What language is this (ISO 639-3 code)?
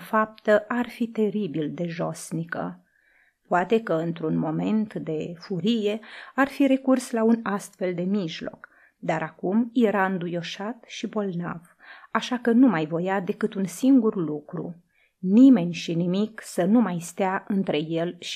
ron